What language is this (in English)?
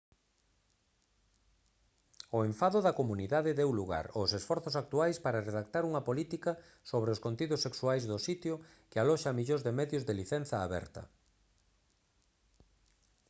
Galician